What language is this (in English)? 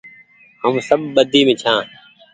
Goaria